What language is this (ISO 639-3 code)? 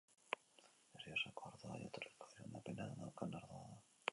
eus